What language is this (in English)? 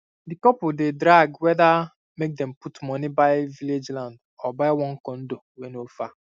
Nigerian Pidgin